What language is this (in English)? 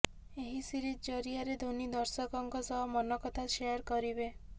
Odia